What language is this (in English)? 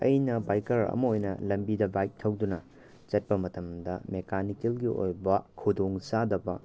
Manipuri